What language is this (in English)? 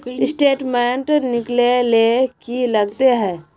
Magahi